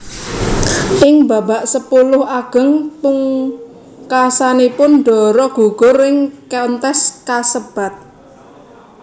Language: Javanese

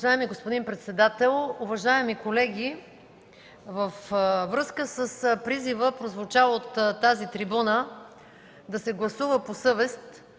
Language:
Bulgarian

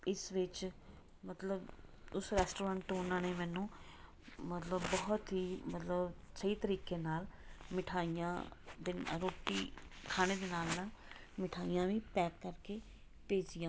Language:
Punjabi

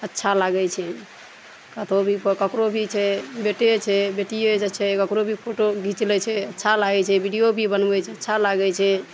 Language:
Maithili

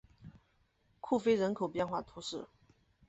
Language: Chinese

